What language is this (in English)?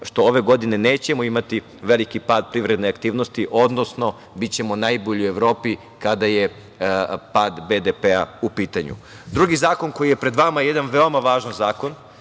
Serbian